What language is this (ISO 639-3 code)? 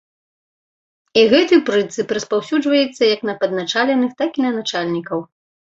bel